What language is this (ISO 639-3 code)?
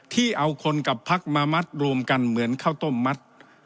tha